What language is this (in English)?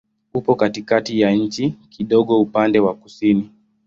Swahili